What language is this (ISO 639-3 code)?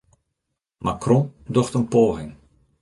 fry